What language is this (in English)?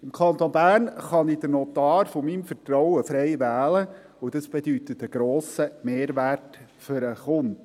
Swiss German